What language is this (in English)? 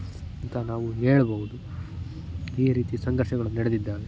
Kannada